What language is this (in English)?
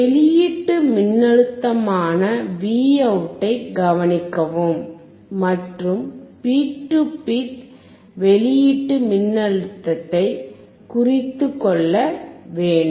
Tamil